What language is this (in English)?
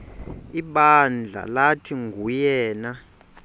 Xhosa